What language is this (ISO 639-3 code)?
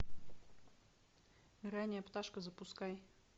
rus